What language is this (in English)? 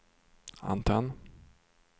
Swedish